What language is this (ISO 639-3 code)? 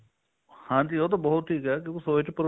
pan